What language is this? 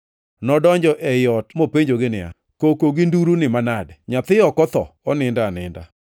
Luo (Kenya and Tanzania)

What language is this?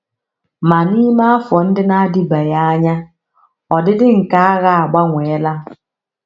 Igbo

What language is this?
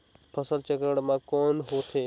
Chhattisgarhi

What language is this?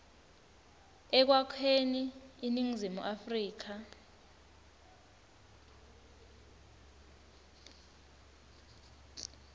Swati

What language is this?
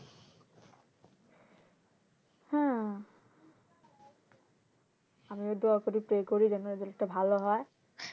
Bangla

